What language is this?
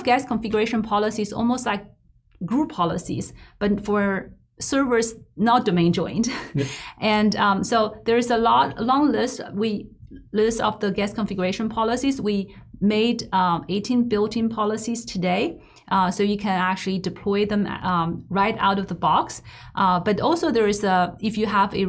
English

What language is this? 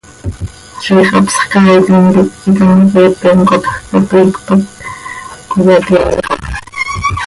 Seri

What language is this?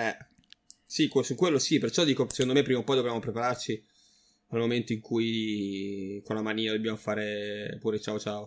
Italian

